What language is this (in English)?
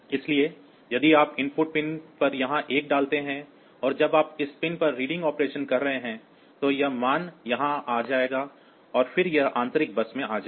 Hindi